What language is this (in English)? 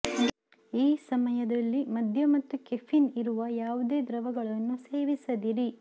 Kannada